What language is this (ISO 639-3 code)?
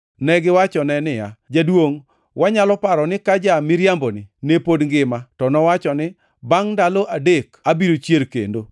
luo